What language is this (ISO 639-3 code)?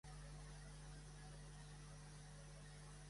cat